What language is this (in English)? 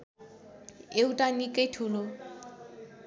Nepali